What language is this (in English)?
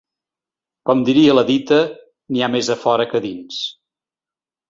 Catalan